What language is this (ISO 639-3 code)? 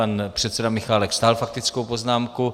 ces